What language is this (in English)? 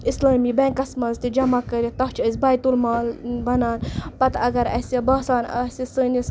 Kashmiri